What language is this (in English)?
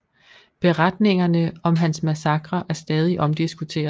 Danish